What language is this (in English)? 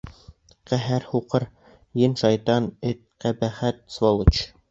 Bashkir